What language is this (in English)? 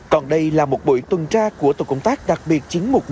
Vietnamese